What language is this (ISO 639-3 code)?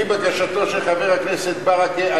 heb